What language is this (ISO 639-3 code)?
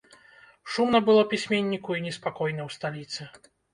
bel